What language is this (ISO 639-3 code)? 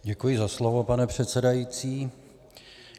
ces